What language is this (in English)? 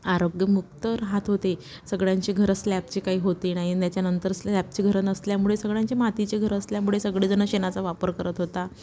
Marathi